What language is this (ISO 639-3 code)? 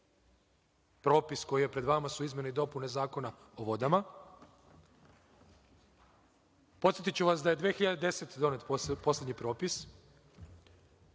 srp